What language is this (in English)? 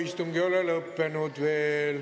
Estonian